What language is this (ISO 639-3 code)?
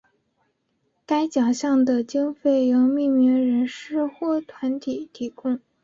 zho